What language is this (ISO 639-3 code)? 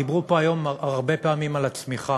heb